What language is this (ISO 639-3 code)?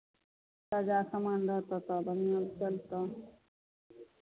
mai